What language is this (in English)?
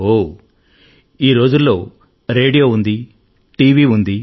Telugu